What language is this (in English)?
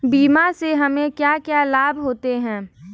Hindi